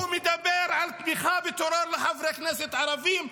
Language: Hebrew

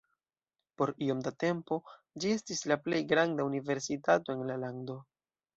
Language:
Esperanto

